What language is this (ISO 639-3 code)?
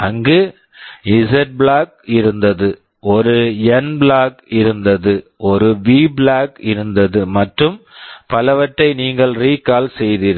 tam